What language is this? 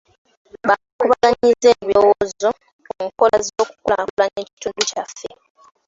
Ganda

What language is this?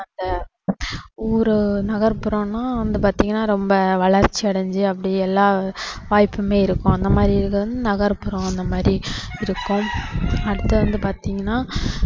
Tamil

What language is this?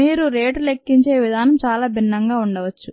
Telugu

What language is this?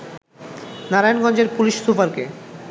Bangla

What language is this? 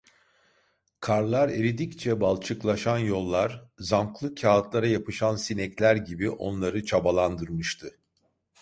Turkish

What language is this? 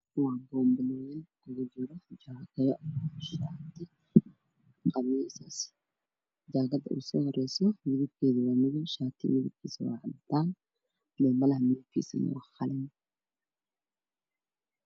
Somali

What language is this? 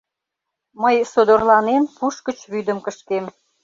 Mari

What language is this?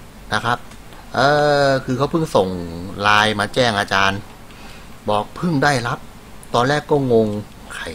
Thai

